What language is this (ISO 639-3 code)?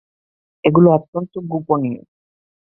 ben